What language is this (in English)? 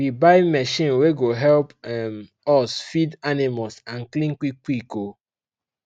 Nigerian Pidgin